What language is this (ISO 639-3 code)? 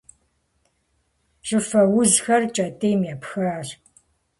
kbd